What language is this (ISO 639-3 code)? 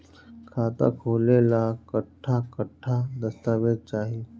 bho